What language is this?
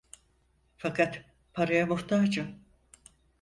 Turkish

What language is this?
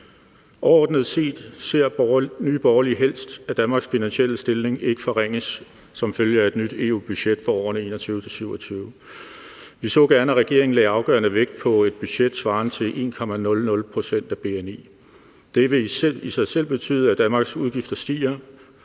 Danish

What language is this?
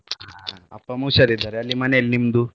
Kannada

